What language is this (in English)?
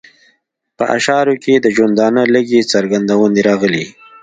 Pashto